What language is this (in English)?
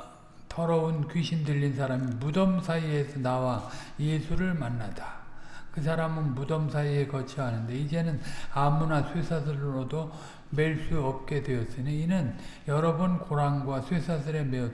Korean